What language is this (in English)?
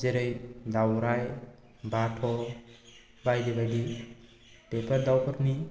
Bodo